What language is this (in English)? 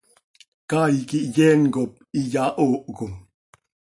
Seri